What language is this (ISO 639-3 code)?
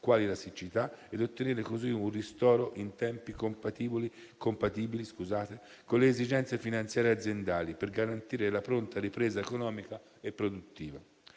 ita